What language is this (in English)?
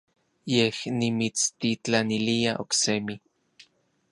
Orizaba Nahuatl